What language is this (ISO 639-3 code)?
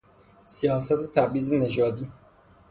fas